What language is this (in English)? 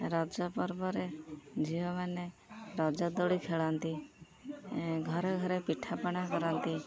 Odia